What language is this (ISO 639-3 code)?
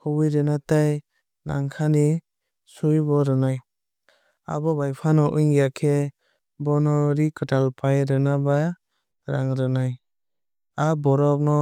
trp